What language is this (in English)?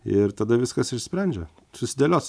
Lithuanian